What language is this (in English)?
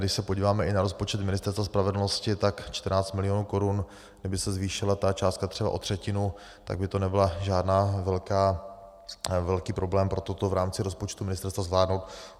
Czech